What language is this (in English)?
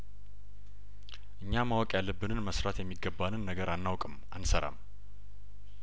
Amharic